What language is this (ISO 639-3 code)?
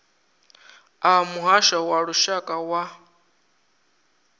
ven